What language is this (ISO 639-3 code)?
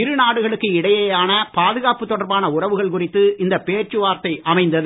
tam